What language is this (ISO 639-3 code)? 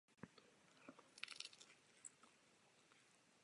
ces